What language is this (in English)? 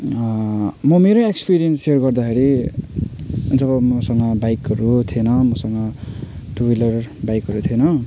Nepali